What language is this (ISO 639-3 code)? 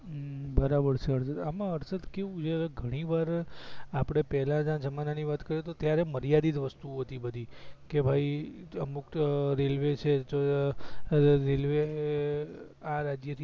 guj